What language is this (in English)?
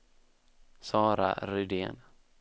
Swedish